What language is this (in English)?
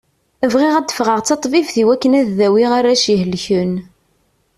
Kabyle